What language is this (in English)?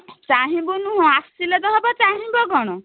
Odia